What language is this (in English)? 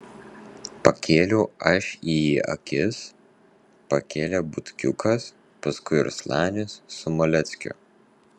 Lithuanian